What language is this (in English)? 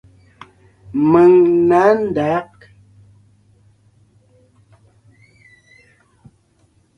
Ngiemboon